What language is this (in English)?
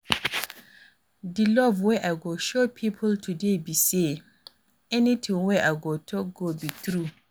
Nigerian Pidgin